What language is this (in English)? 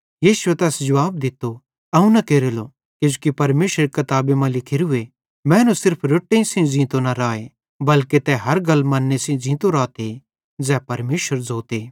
Bhadrawahi